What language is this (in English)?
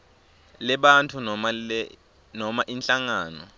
Swati